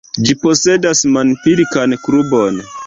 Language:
Esperanto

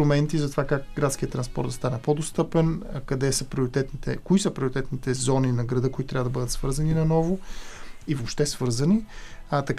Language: Bulgarian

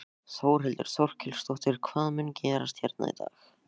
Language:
Icelandic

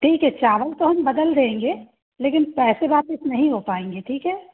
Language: Hindi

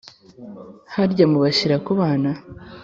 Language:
Kinyarwanda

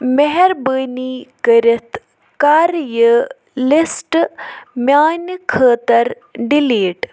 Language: Kashmiri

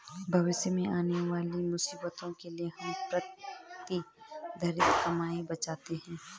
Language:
Hindi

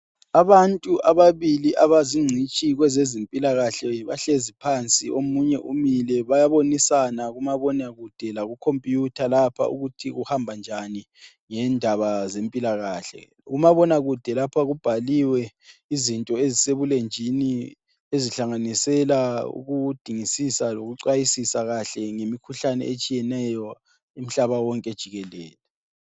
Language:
North Ndebele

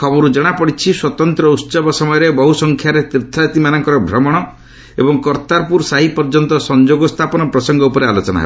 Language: Odia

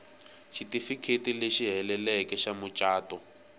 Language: Tsonga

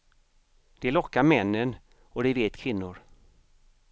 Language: Swedish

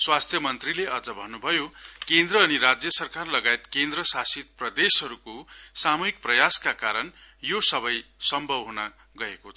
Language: Nepali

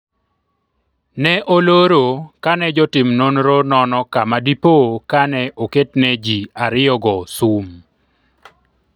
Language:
Luo (Kenya and Tanzania)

